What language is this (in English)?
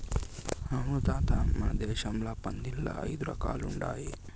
Telugu